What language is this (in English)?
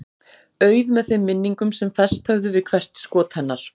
Icelandic